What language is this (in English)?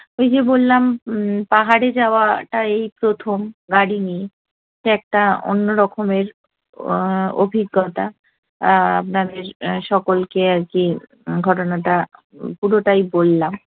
Bangla